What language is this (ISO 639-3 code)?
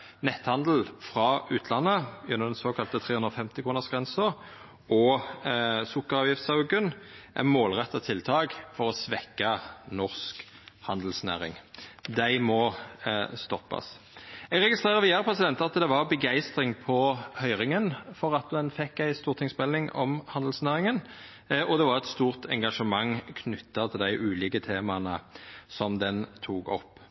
nno